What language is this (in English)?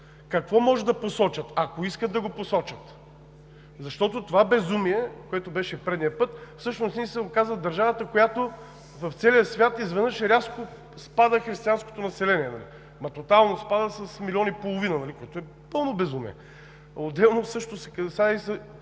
Bulgarian